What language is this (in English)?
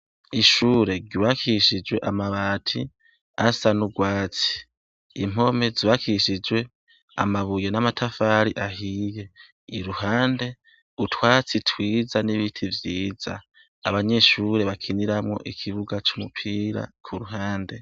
Rundi